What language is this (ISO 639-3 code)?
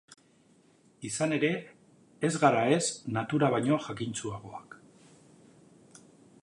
eus